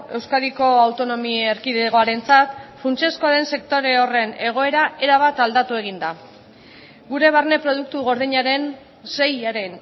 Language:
Basque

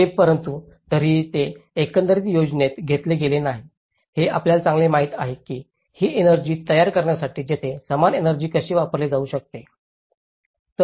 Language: Marathi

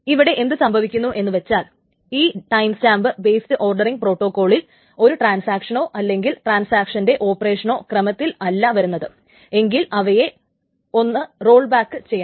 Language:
Malayalam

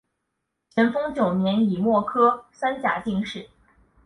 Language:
Chinese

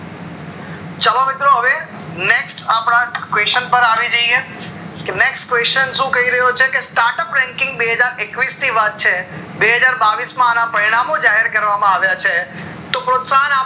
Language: Gujarati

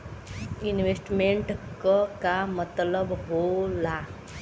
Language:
Bhojpuri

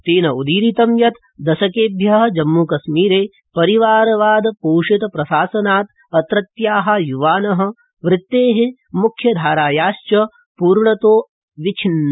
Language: Sanskrit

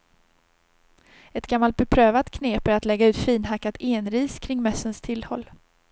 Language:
Swedish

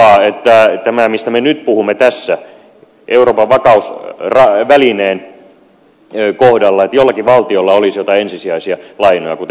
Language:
Finnish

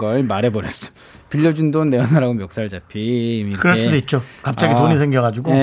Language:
Korean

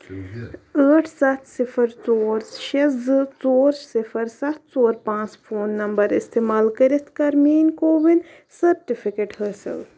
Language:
Kashmiri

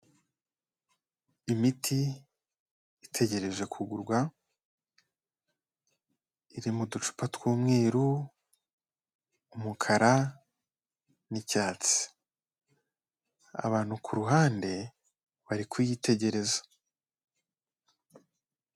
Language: Kinyarwanda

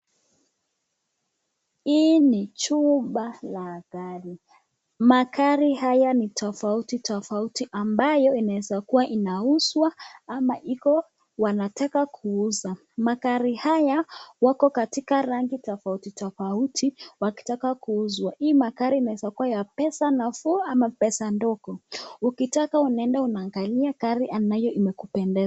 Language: Swahili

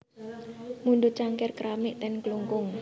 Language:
Javanese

